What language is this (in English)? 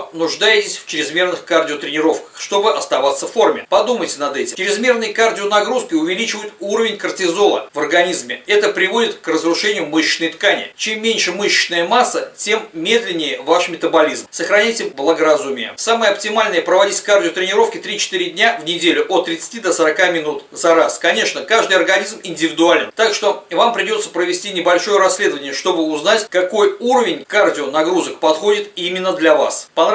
Russian